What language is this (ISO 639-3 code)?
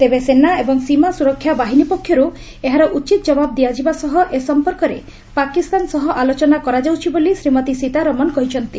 ori